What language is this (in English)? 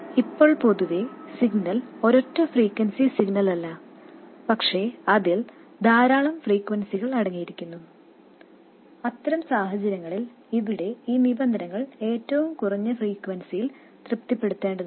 Malayalam